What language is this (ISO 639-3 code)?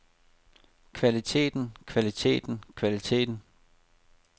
dan